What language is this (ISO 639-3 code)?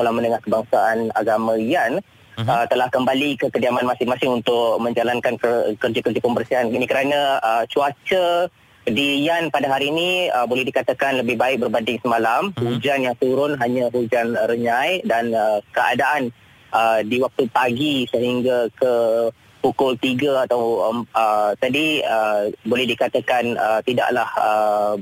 msa